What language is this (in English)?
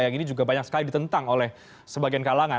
Indonesian